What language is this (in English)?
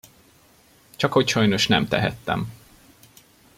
Hungarian